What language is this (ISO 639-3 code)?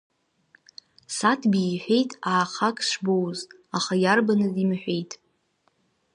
abk